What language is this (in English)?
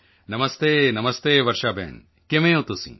Punjabi